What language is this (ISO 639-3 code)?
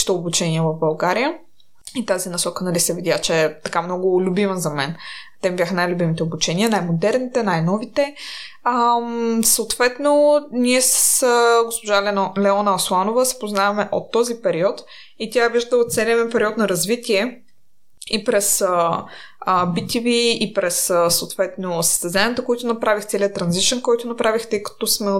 bul